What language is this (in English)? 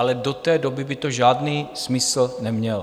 Czech